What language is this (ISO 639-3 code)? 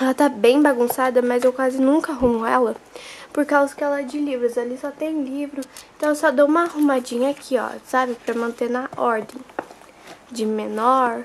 por